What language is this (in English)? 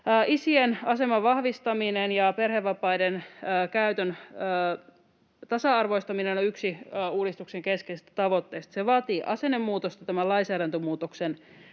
Finnish